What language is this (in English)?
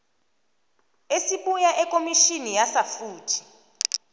South Ndebele